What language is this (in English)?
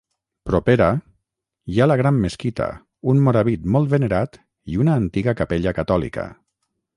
Catalan